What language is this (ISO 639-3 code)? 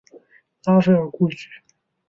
zho